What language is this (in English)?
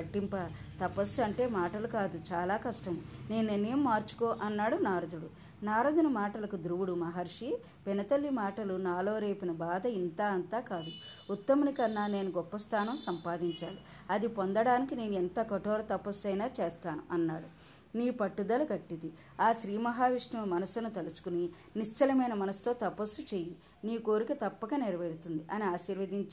Telugu